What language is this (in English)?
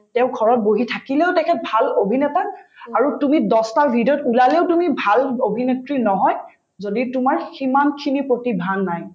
Assamese